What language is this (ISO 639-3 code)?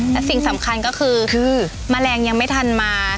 tha